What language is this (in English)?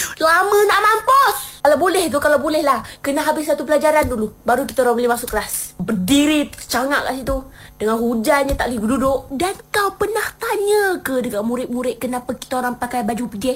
Malay